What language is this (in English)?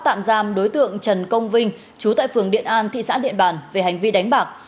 Vietnamese